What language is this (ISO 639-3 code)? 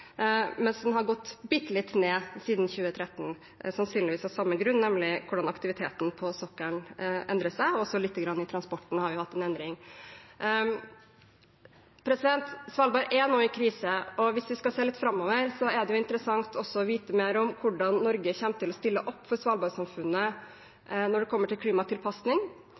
nob